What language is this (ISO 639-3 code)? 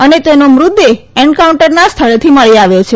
guj